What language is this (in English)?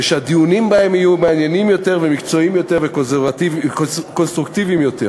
Hebrew